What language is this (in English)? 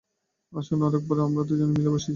Bangla